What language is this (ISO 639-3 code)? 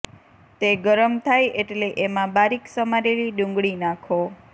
guj